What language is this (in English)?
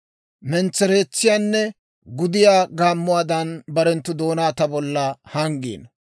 Dawro